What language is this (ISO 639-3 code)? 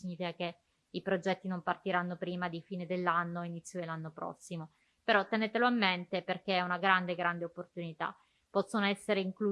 ita